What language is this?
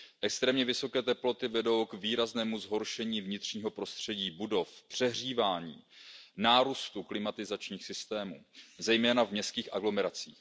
Czech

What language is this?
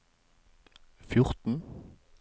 Norwegian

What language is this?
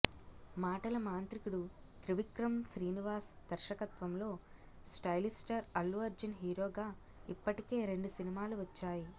Telugu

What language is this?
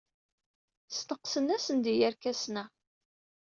Kabyle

